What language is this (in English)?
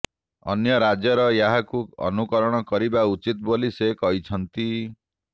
Odia